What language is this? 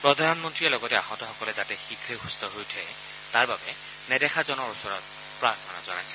Assamese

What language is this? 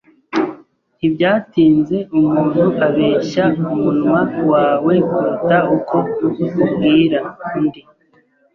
Kinyarwanda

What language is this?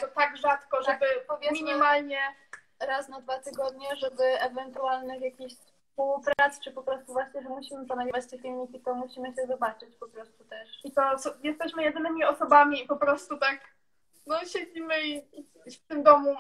Polish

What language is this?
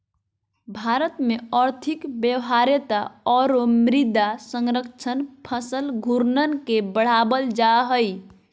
Magahi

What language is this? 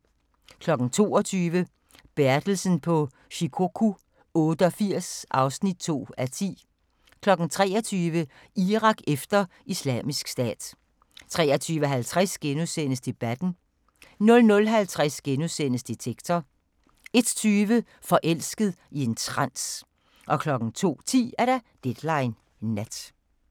Danish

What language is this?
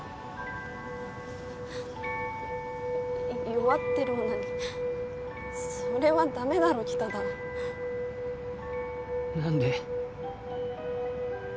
Japanese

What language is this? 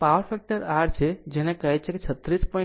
Gujarati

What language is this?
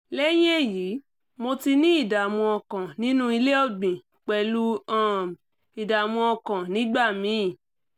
Yoruba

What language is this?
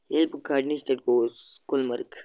Kashmiri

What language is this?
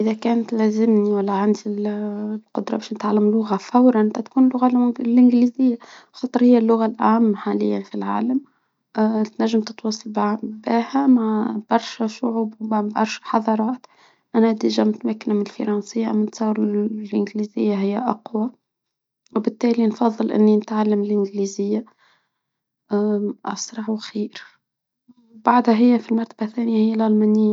Tunisian Arabic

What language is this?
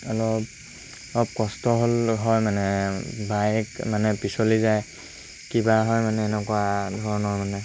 Assamese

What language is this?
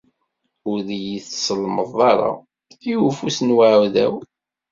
Kabyle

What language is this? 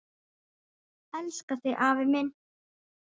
Icelandic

